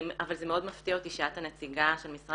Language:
Hebrew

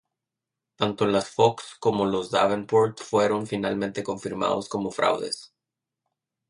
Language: Spanish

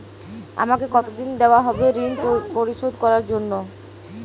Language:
Bangla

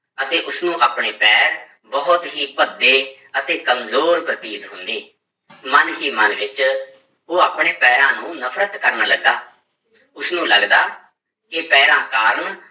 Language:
Punjabi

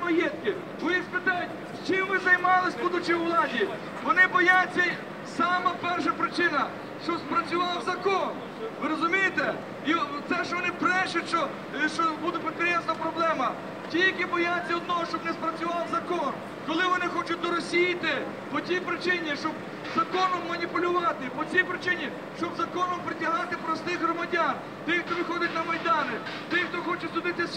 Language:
Russian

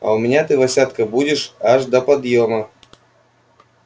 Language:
Russian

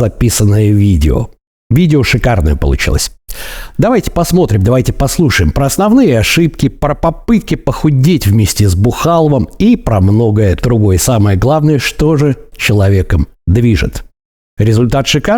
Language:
Russian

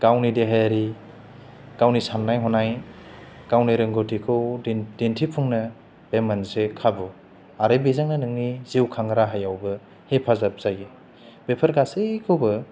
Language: Bodo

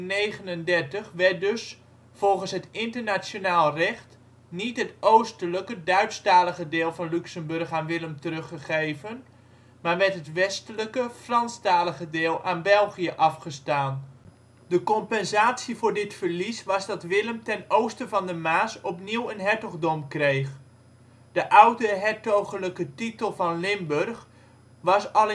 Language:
Dutch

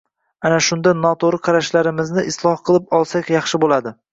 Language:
Uzbek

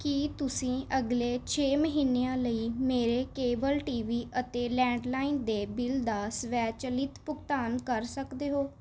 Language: Punjabi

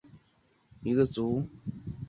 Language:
Chinese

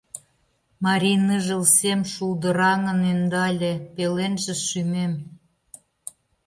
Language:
Mari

